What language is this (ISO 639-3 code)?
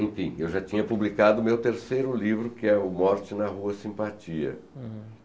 por